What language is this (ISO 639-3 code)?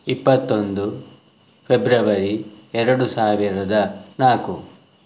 kan